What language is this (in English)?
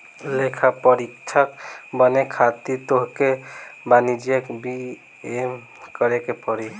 Bhojpuri